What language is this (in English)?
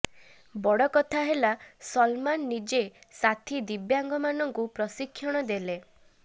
Odia